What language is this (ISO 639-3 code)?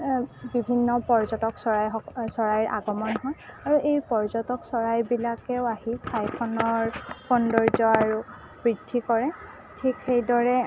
asm